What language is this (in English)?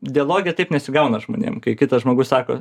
Lithuanian